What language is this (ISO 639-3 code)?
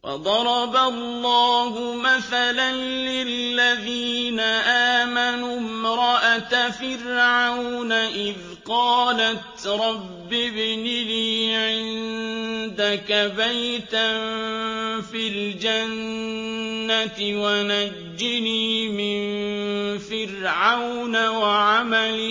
ara